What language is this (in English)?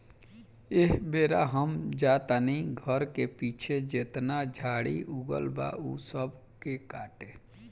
Bhojpuri